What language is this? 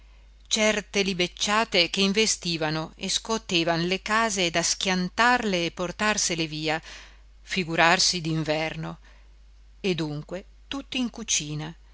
Italian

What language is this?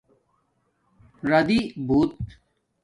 Domaaki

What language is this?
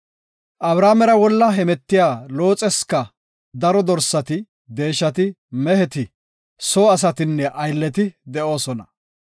Gofa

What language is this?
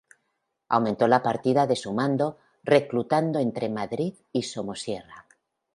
Spanish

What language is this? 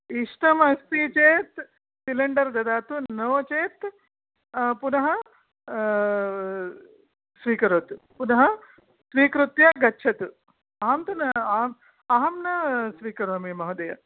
Sanskrit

